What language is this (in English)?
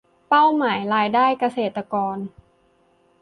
Thai